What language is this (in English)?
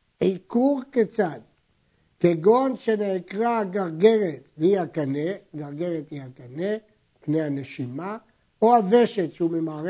Hebrew